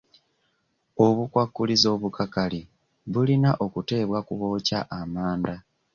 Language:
Ganda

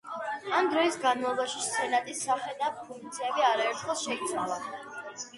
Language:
Georgian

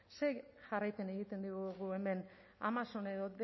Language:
Basque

